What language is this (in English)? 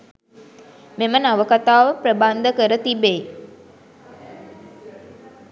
Sinhala